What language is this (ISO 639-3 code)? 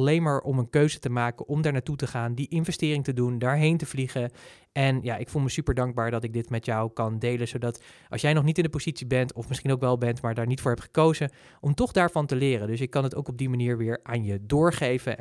nld